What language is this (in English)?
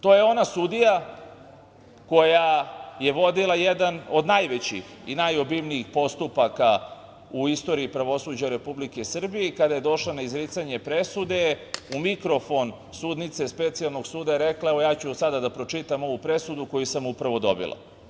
Serbian